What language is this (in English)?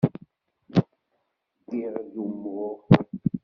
Kabyle